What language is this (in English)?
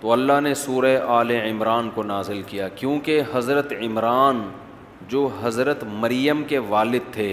Urdu